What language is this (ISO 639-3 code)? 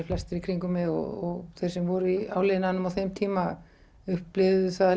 isl